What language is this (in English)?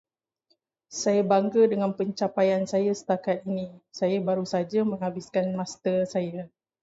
Malay